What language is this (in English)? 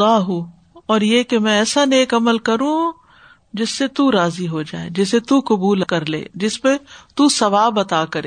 Urdu